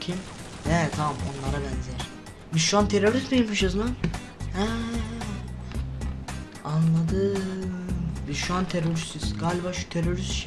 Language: Turkish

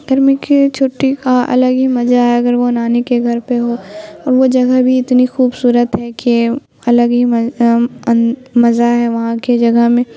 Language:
Urdu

